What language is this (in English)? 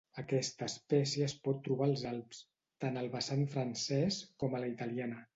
Catalan